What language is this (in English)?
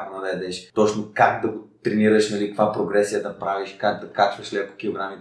Bulgarian